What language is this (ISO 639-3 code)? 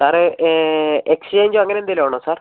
mal